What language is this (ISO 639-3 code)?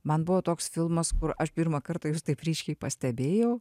lit